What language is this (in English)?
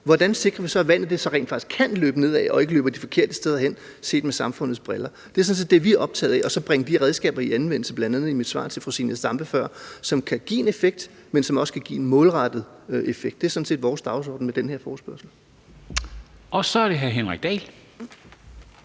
Danish